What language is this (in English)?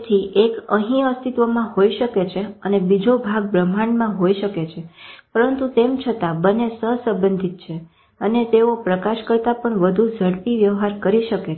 Gujarati